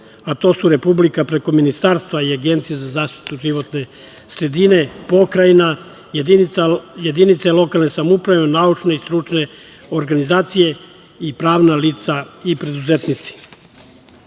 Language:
Serbian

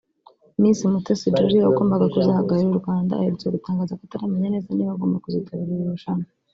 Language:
Kinyarwanda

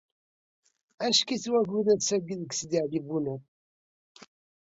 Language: Kabyle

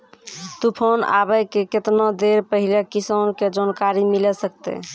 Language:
Maithili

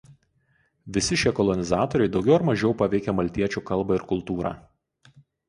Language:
Lithuanian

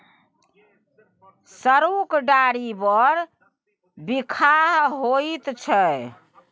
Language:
Maithili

